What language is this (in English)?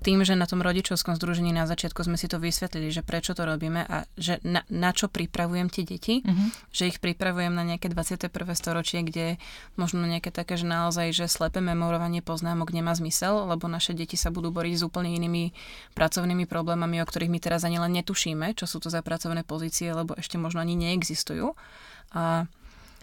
Slovak